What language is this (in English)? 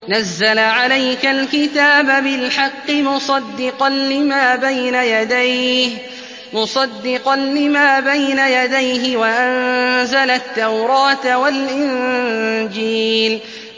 Arabic